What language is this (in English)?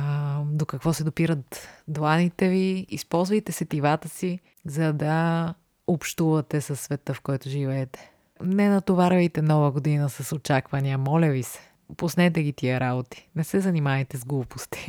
Bulgarian